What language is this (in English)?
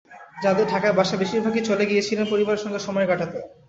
Bangla